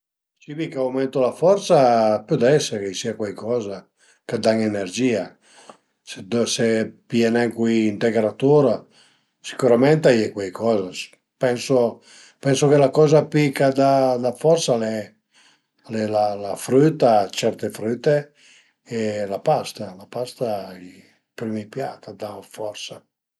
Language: Piedmontese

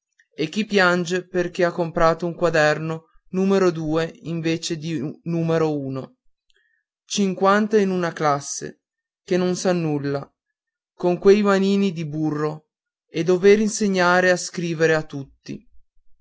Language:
Italian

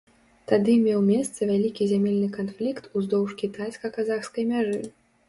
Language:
Belarusian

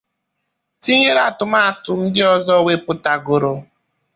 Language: Igbo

